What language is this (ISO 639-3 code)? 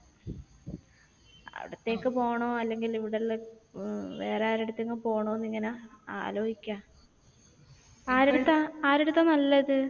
mal